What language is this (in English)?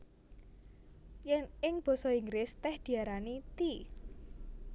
Javanese